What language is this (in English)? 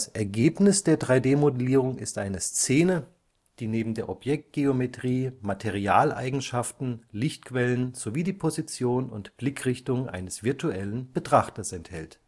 German